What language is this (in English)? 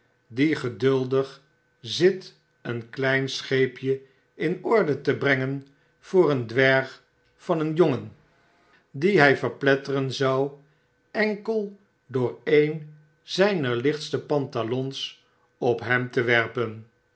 Dutch